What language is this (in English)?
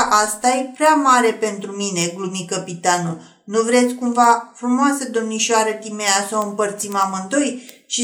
Romanian